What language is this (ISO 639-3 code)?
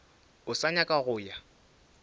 nso